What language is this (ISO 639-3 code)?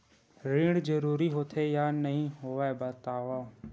hne